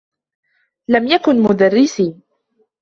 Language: Arabic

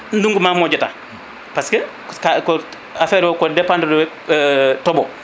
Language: Fula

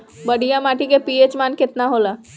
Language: Bhojpuri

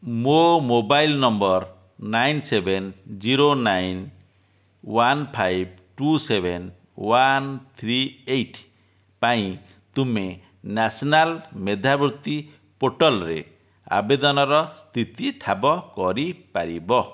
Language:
Odia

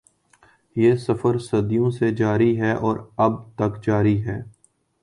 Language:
Urdu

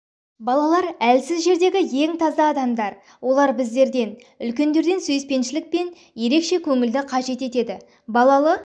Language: Kazakh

